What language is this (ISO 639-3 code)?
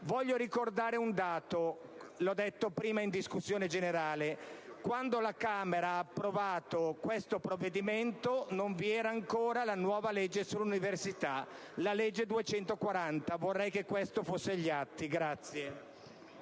ita